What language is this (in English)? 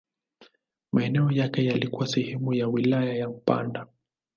Swahili